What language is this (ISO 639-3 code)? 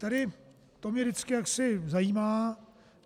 ces